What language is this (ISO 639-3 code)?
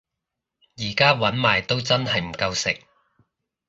yue